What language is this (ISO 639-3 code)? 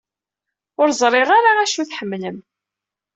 kab